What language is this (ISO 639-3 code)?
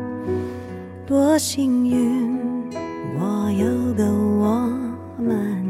zho